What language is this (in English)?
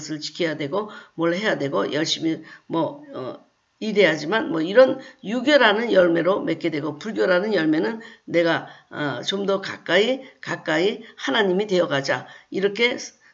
Korean